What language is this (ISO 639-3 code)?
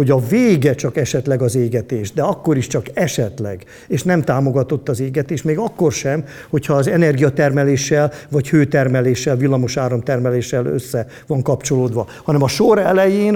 hun